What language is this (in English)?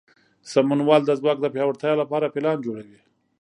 Pashto